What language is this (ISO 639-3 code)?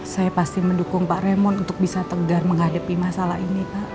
ind